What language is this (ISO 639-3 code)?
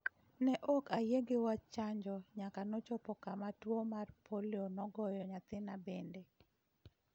luo